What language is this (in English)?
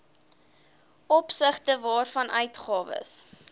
Afrikaans